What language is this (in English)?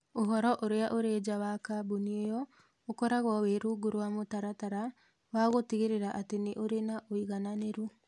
Kikuyu